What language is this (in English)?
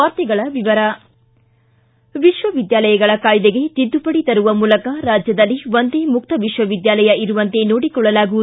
Kannada